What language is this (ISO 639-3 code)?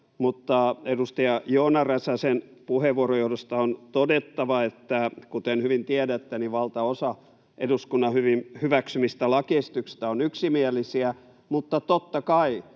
fin